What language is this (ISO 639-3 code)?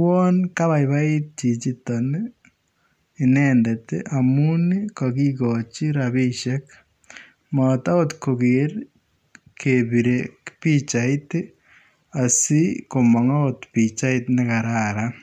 kln